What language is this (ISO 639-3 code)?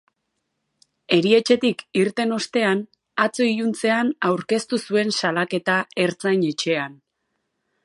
eus